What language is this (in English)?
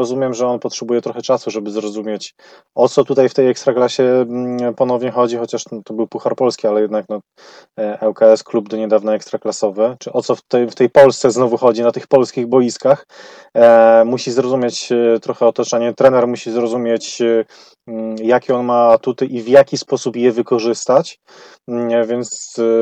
Polish